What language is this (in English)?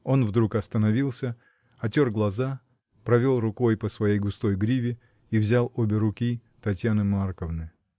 Russian